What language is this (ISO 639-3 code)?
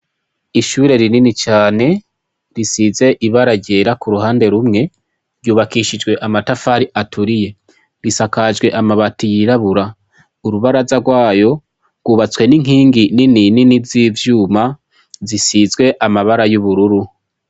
run